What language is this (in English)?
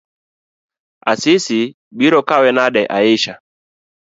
Luo (Kenya and Tanzania)